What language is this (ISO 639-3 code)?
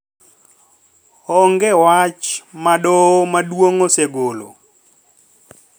luo